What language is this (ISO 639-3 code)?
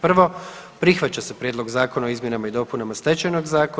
hrv